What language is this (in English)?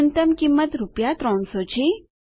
Gujarati